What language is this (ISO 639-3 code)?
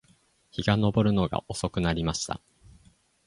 jpn